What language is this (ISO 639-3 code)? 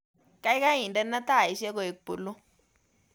kln